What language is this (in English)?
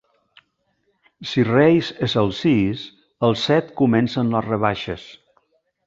Catalan